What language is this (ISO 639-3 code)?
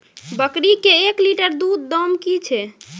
mai